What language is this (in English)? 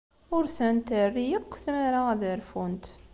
Kabyle